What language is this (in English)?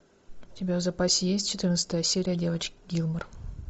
Russian